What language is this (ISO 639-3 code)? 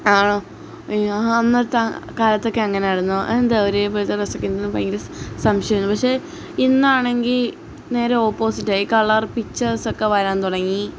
mal